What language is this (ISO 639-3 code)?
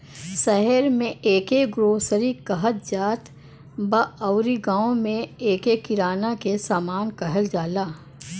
bho